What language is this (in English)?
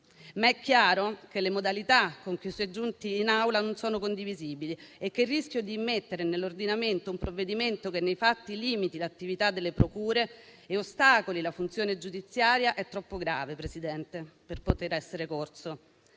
Italian